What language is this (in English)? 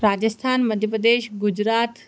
Sindhi